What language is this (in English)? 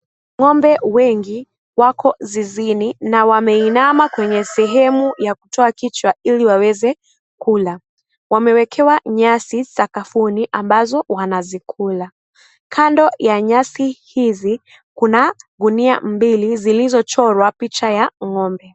Swahili